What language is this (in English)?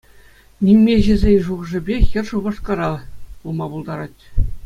Chuvash